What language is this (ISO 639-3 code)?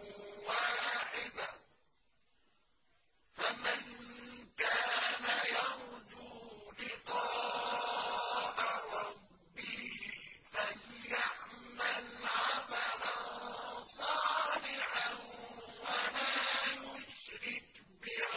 ara